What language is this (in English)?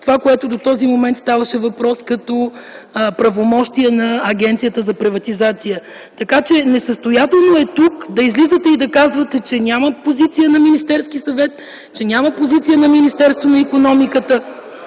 Bulgarian